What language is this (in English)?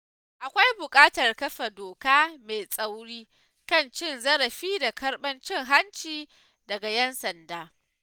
Hausa